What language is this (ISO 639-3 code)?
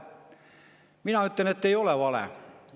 est